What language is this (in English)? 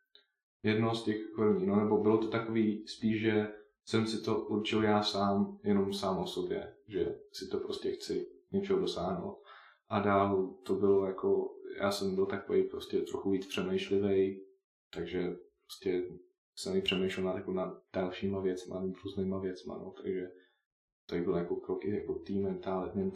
Czech